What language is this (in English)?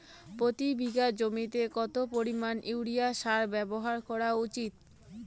Bangla